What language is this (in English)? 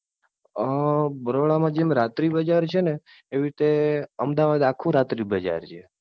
Gujarati